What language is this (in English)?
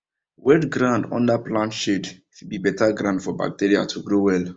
Nigerian Pidgin